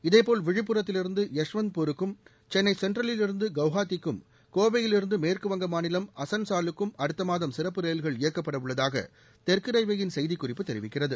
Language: Tamil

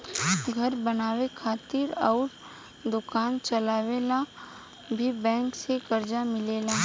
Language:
Bhojpuri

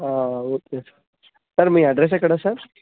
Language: Telugu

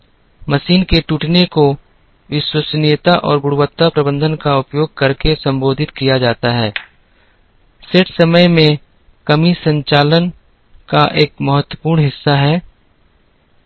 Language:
Hindi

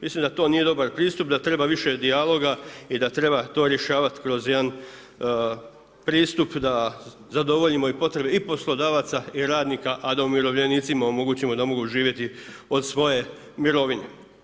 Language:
Croatian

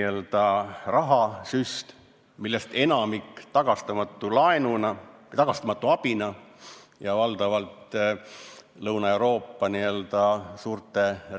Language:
Estonian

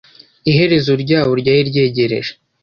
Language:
Kinyarwanda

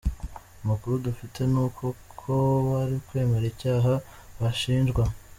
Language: Kinyarwanda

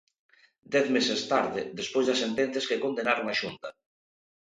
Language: Galician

